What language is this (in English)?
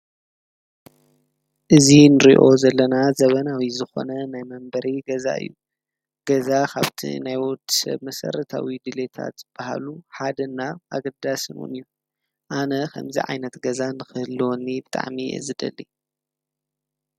Tigrinya